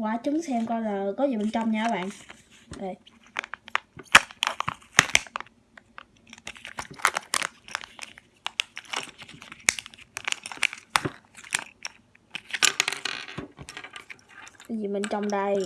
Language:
Vietnamese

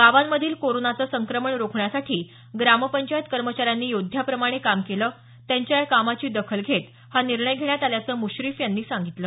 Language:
Marathi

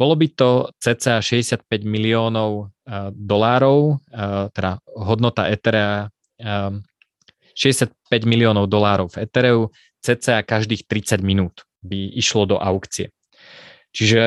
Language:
Slovak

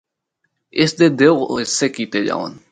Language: Northern Hindko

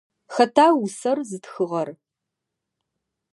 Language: Adyghe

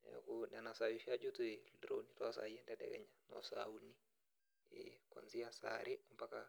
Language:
Masai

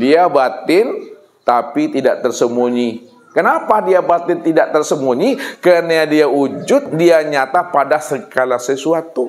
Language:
Indonesian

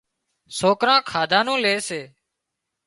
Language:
Wadiyara Koli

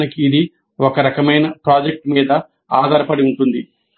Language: Telugu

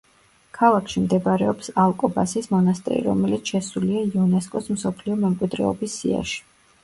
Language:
Georgian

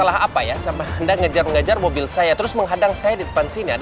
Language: Indonesian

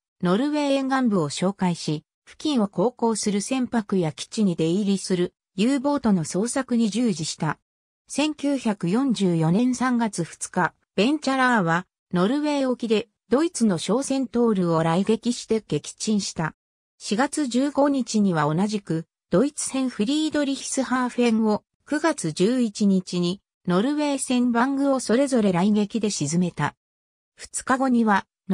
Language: Japanese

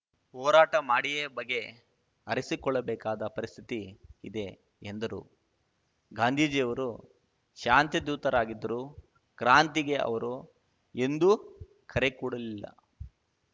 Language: Kannada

